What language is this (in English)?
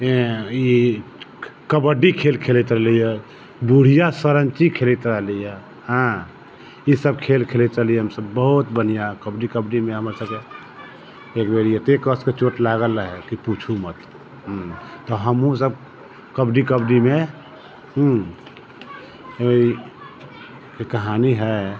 Maithili